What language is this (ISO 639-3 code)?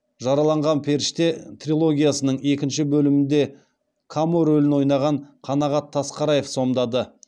kaz